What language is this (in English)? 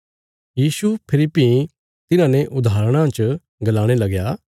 Bilaspuri